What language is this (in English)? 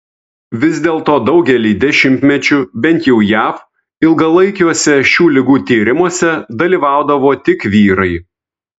Lithuanian